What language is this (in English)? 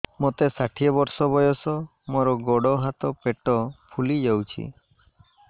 Odia